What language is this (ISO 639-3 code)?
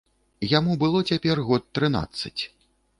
bel